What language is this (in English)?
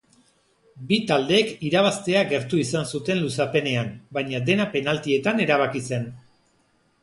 Basque